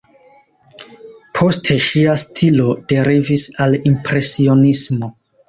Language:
Esperanto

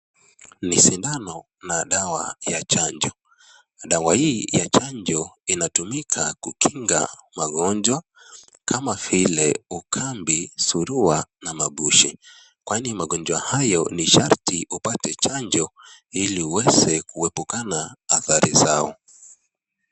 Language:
Swahili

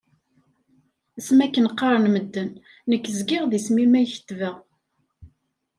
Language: Kabyle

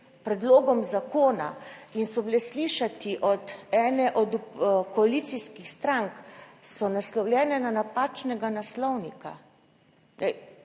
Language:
Slovenian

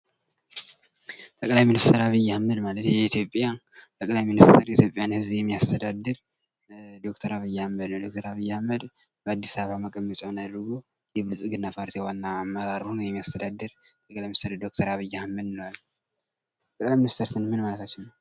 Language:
Amharic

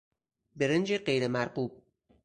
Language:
Persian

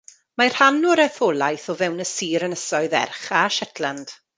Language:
Welsh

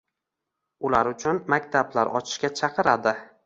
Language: Uzbek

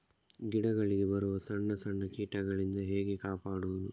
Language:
Kannada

